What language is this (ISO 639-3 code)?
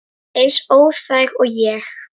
isl